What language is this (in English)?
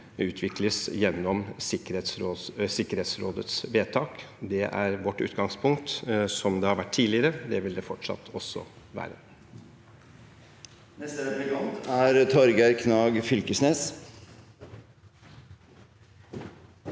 Norwegian